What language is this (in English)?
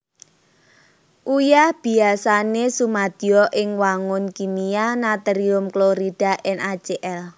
Javanese